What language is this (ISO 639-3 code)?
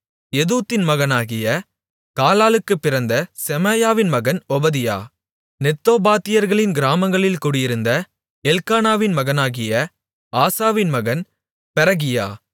tam